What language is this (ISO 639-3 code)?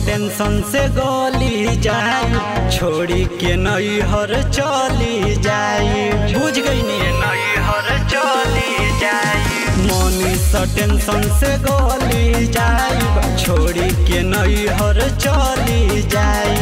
hin